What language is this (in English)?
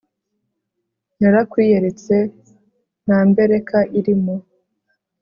Kinyarwanda